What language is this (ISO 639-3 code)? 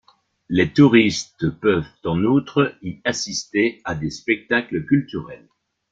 fra